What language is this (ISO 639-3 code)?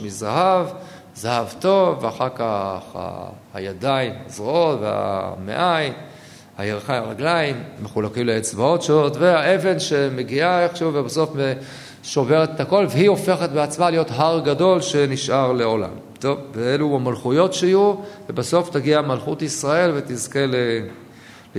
heb